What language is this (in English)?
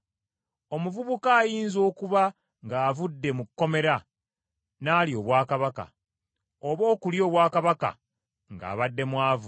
Ganda